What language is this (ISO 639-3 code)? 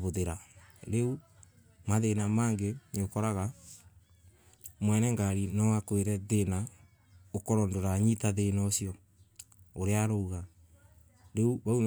ebu